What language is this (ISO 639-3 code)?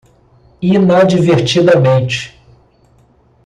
por